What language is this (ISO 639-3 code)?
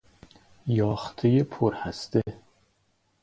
fas